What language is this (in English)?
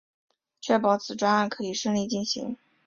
Chinese